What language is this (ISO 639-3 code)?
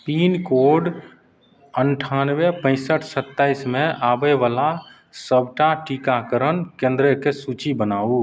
mai